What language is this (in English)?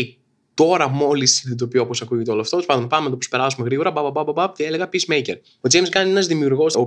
Greek